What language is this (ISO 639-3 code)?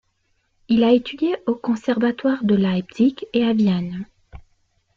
fra